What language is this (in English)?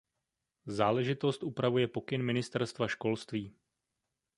Czech